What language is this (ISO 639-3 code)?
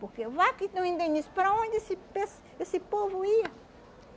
por